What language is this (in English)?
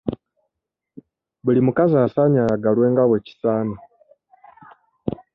Ganda